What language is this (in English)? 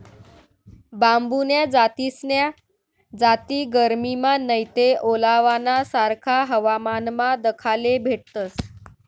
Marathi